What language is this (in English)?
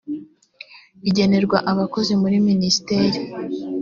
Kinyarwanda